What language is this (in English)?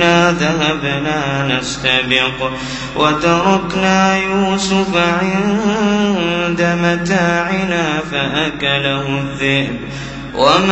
Arabic